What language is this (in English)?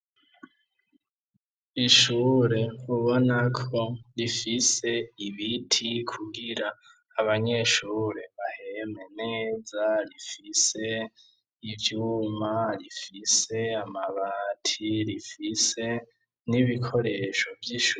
Rundi